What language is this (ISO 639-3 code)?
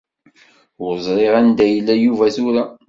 kab